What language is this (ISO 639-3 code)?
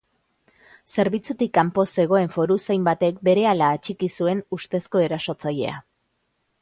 eus